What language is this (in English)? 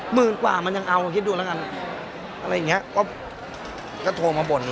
Thai